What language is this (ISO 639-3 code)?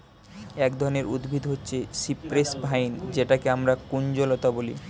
ben